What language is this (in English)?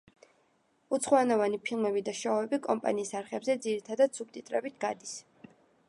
Georgian